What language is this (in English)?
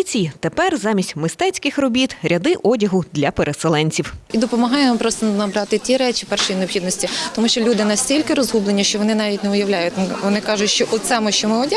Ukrainian